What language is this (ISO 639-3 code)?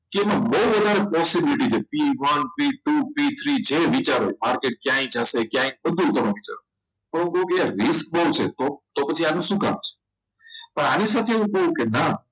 guj